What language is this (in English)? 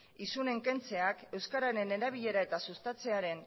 Basque